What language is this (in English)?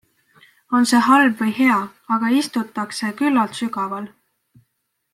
Estonian